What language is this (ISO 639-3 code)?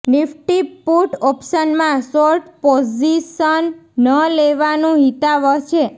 guj